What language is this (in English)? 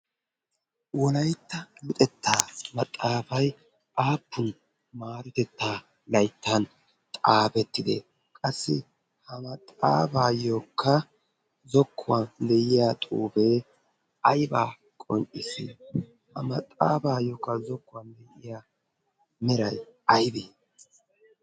Wolaytta